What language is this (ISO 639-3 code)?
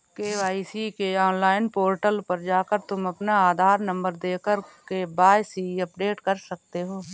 hin